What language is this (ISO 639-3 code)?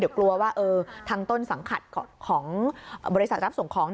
tha